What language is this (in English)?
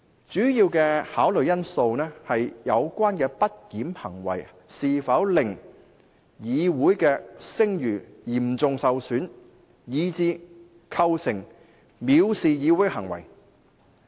Cantonese